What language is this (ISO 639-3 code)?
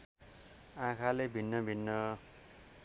nep